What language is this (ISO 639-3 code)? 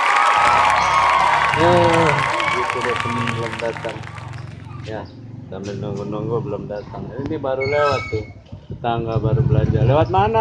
ind